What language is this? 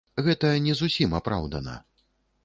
Belarusian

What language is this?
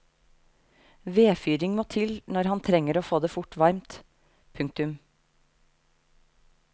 Norwegian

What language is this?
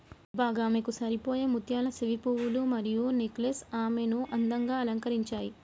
Telugu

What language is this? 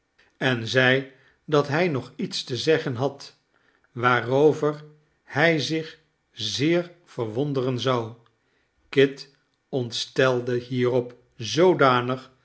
Dutch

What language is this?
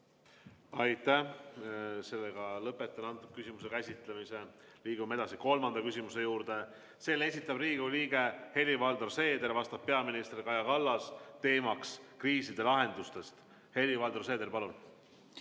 Estonian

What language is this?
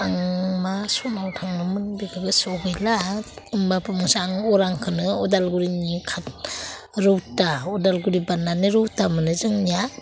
Bodo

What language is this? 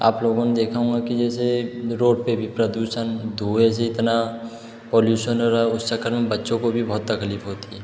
Hindi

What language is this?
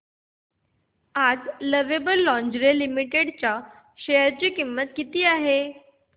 Marathi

